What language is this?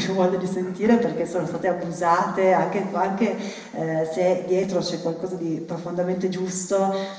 Italian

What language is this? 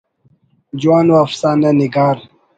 Brahui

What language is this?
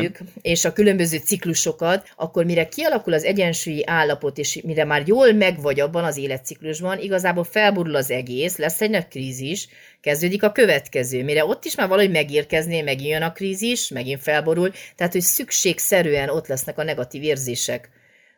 Hungarian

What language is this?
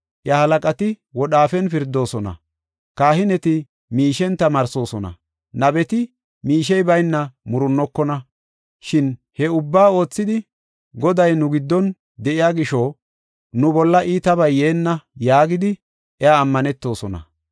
Gofa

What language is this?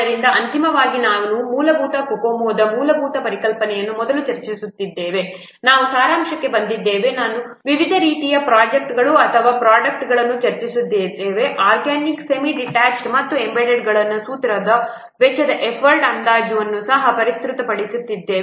Kannada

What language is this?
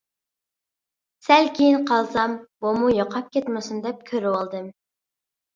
Uyghur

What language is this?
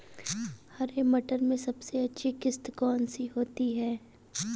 Hindi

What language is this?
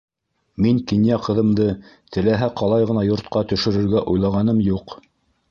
Bashkir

